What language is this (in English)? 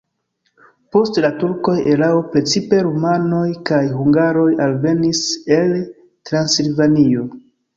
Esperanto